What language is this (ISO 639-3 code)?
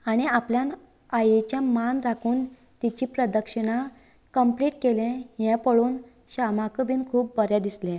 kok